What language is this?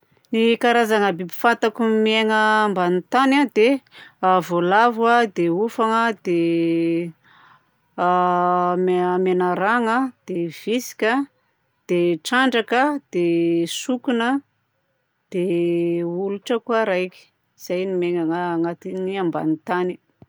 Southern Betsimisaraka Malagasy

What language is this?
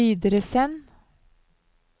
Norwegian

